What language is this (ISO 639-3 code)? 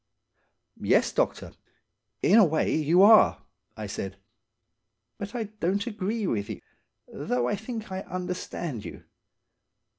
eng